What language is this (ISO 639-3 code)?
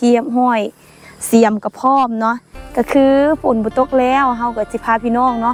tha